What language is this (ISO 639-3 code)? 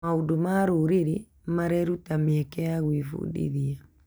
kik